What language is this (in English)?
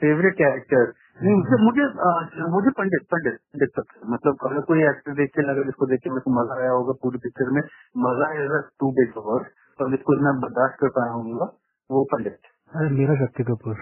Hindi